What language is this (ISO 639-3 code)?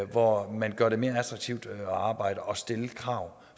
dan